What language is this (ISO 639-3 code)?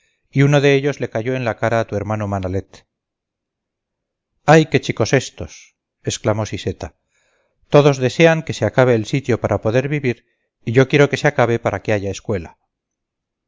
spa